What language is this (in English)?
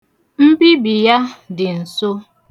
Igbo